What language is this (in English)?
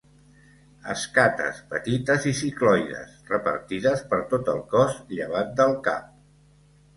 Catalan